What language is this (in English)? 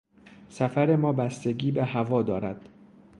Persian